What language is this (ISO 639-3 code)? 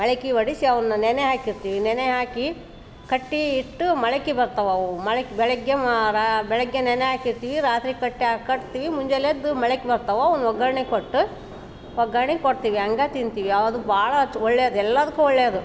kan